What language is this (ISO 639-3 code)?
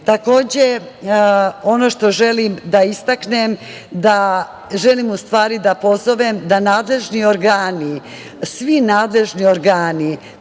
srp